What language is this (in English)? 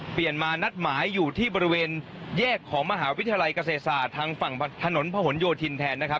Thai